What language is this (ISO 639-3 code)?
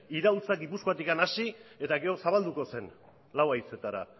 eus